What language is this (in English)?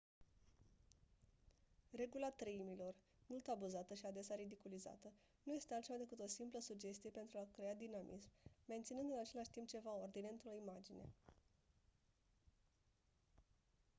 Romanian